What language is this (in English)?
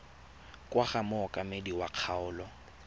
Tswana